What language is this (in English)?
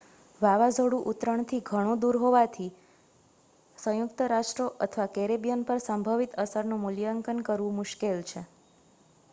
Gujarati